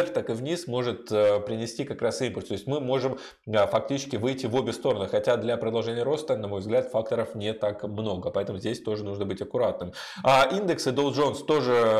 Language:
Russian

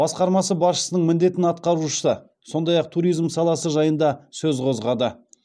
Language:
Kazakh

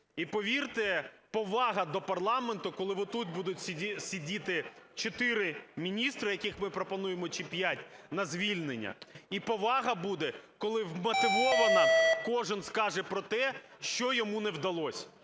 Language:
Ukrainian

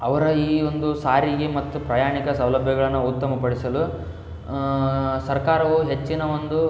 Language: Kannada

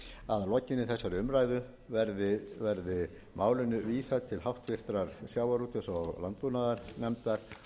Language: Icelandic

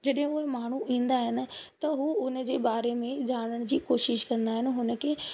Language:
Sindhi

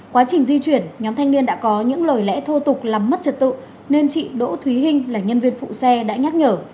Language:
Vietnamese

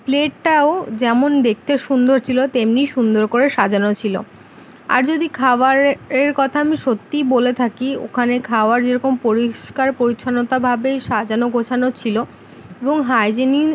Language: Bangla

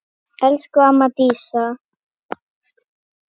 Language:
Icelandic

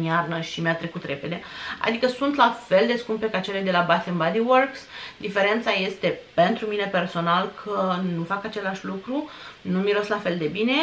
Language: Romanian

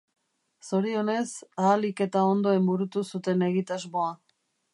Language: Basque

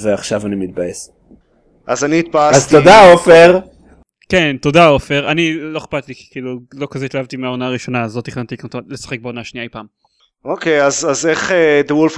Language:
Hebrew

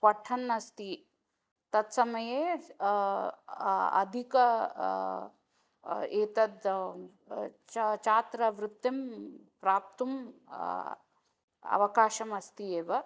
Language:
Sanskrit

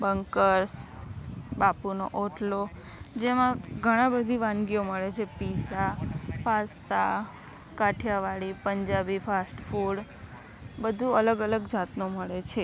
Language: Gujarati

